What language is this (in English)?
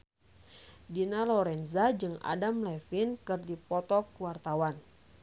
Sundanese